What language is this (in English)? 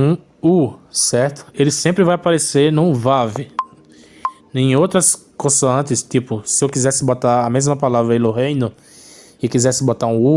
Portuguese